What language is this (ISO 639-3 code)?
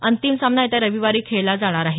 mar